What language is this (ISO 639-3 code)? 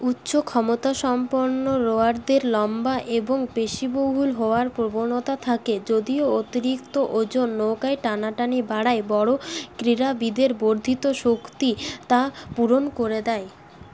ben